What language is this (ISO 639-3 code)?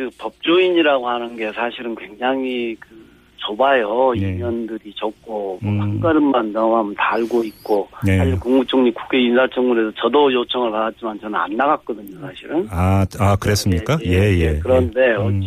kor